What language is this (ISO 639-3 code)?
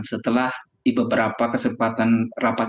ind